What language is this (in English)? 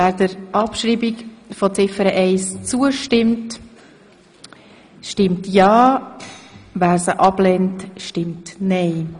Swiss German